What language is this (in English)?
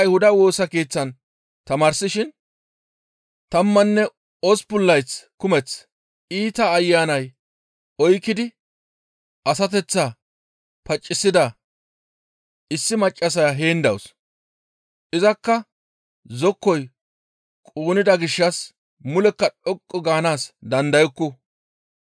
Gamo